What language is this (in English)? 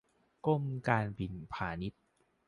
Thai